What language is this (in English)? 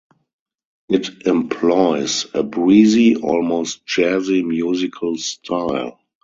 English